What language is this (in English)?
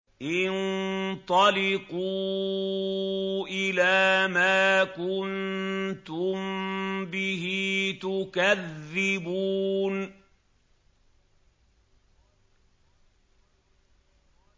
Arabic